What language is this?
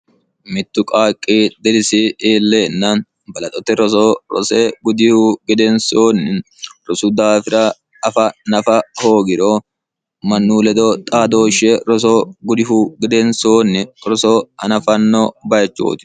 Sidamo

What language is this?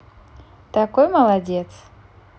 Russian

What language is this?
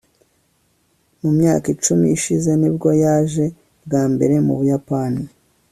Kinyarwanda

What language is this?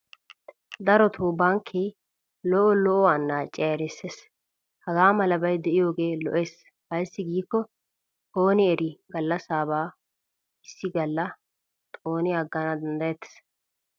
Wolaytta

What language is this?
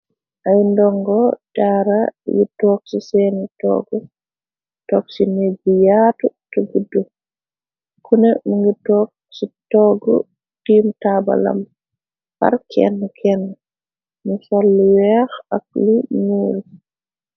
Wolof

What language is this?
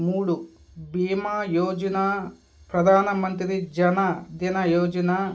Telugu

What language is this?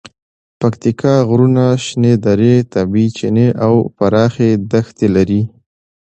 Pashto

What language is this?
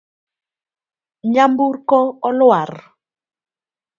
Luo (Kenya and Tanzania)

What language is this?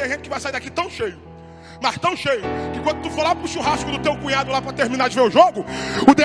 Portuguese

